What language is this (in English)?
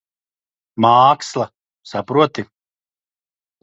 Latvian